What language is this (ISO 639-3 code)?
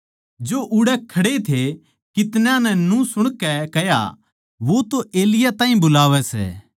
bgc